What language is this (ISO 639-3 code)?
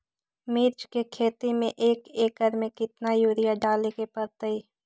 mag